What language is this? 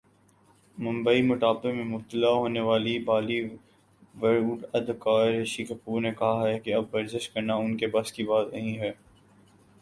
Urdu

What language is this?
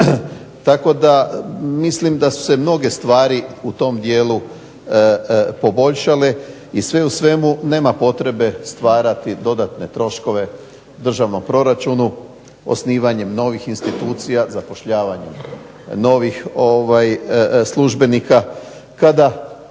Croatian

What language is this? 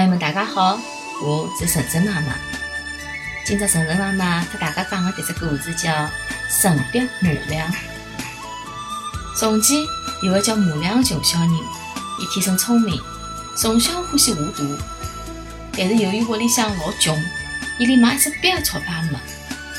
Chinese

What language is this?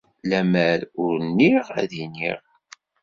Kabyle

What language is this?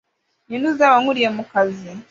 Kinyarwanda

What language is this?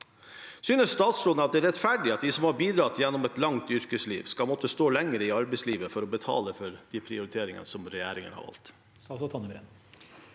Norwegian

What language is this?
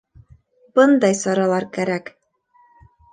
Bashkir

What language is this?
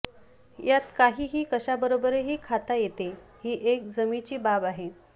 Marathi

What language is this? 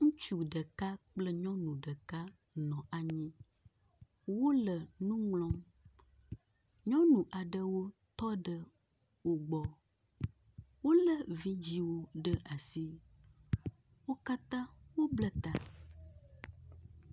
Ewe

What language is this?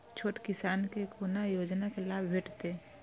Maithili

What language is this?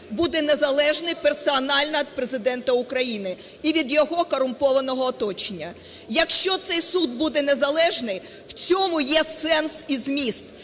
Ukrainian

